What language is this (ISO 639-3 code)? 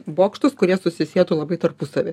lit